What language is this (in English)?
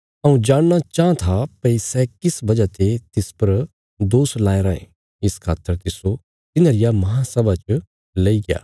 Bilaspuri